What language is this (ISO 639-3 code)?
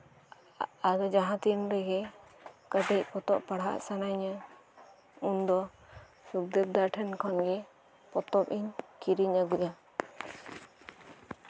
sat